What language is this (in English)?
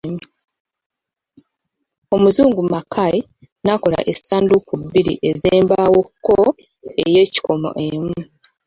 Ganda